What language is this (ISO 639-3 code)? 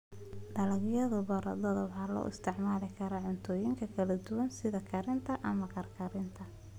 som